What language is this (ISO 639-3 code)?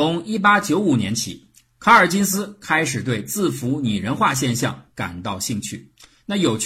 zho